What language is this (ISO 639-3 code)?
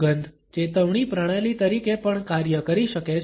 guj